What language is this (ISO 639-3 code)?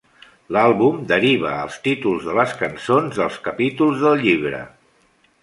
cat